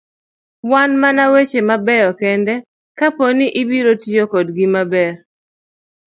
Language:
Luo (Kenya and Tanzania)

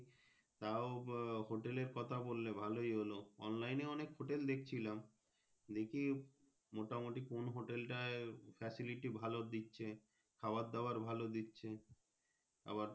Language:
Bangla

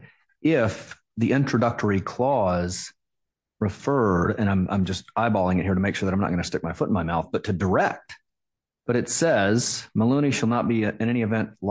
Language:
English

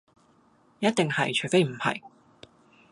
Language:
Cantonese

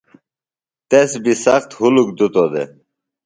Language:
Phalura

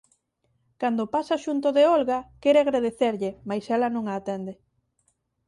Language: Galician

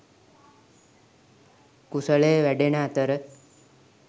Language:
Sinhala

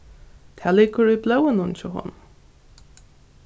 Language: Faroese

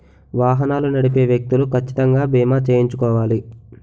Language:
Telugu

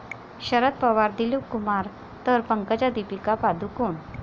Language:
Marathi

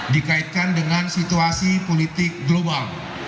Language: Indonesian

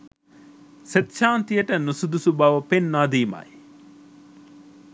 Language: Sinhala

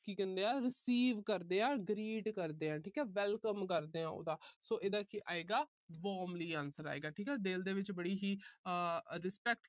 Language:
Punjabi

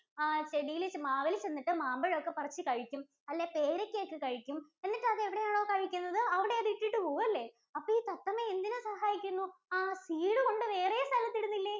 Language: Malayalam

